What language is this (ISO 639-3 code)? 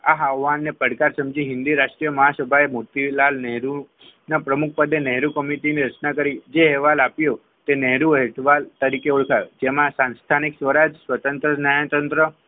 guj